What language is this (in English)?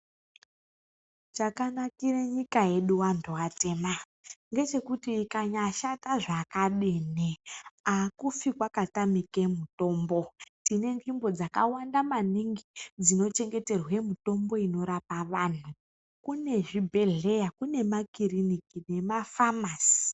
Ndau